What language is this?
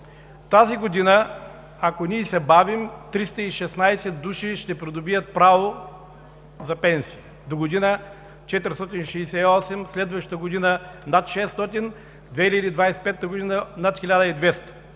Bulgarian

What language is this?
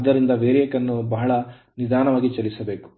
Kannada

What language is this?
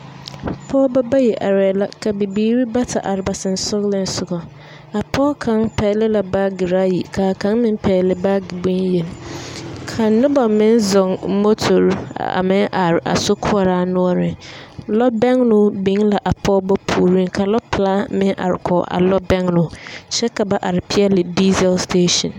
Southern Dagaare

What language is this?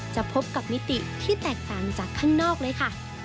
Thai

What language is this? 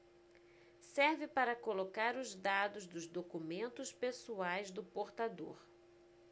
Portuguese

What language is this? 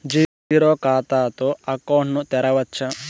Telugu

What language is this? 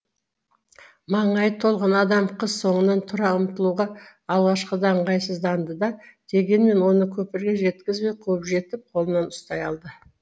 Kazakh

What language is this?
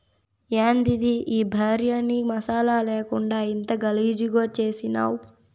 Telugu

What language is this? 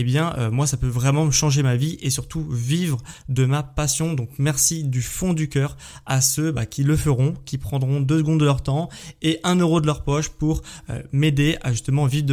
French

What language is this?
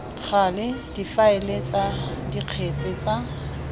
Tswana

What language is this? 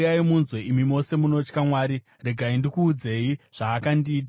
Shona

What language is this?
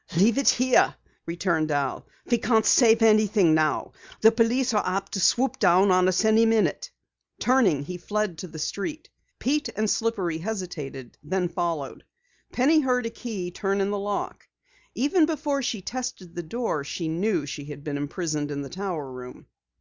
English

